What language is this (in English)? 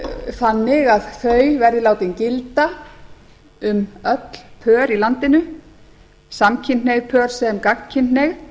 Icelandic